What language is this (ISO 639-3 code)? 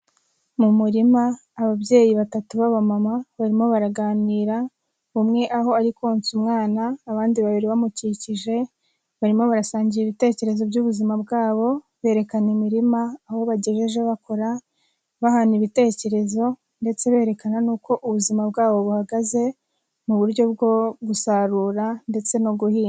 kin